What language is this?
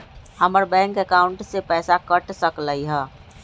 Magahi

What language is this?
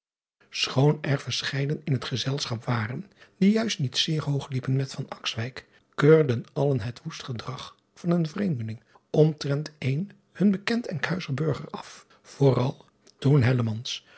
Dutch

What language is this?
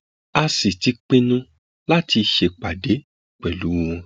Yoruba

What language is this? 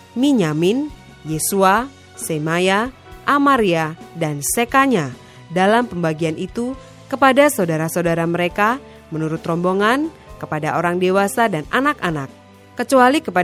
Indonesian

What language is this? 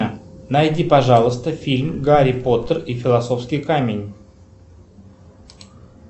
Russian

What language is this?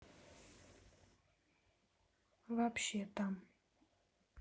Russian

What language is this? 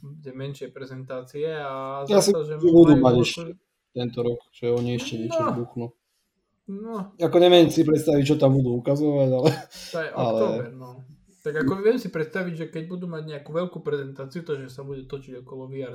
Slovak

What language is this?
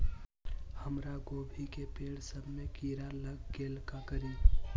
Magahi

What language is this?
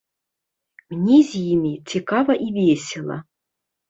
Belarusian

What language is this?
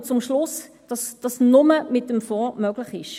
Swiss German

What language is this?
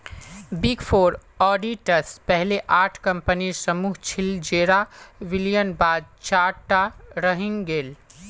Magahi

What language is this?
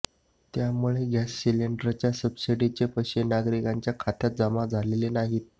Marathi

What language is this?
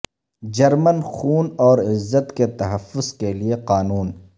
Urdu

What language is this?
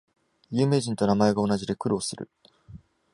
Japanese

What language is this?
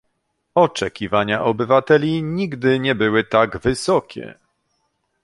Polish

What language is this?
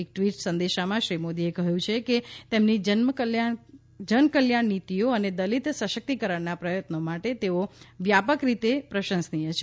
Gujarati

